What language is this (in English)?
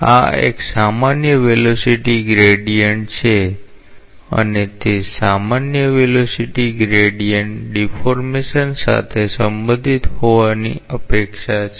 Gujarati